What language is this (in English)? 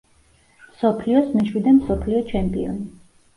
Georgian